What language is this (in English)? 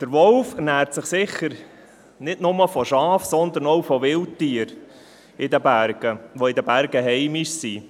Swiss German